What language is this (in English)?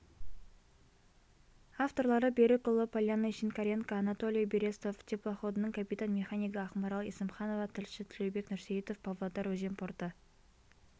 Kazakh